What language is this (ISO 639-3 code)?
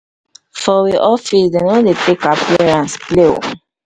pcm